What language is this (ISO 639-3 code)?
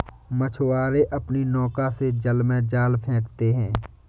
hin